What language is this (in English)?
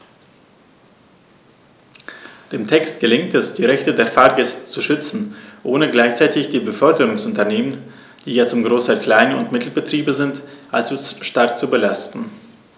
German